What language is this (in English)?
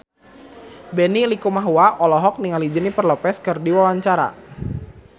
Sundanese